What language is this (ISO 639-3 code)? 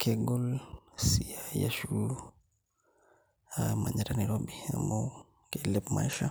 mas